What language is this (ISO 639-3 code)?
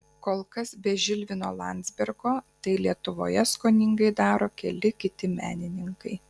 lit